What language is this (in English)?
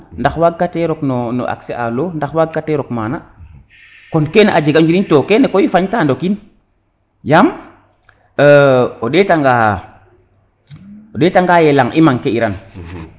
Serer